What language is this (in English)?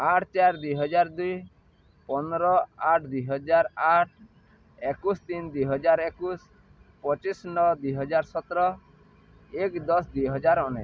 Odia